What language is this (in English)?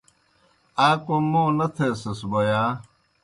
Kohistani Shina